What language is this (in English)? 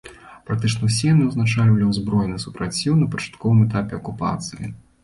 Belarusian